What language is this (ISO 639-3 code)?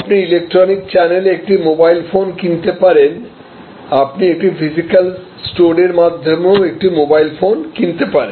ben